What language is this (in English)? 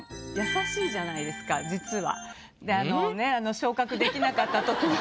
Japanese